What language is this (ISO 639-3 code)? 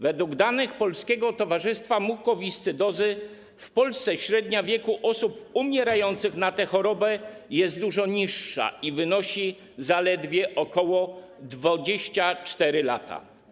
pol